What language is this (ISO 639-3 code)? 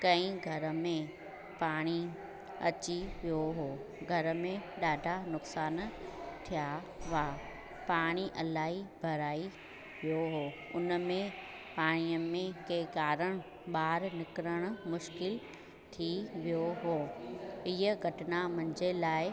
snd